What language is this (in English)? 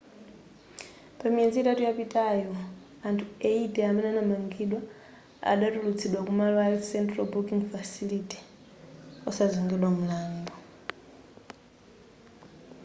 Nyanja